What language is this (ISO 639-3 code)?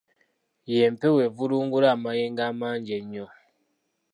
lug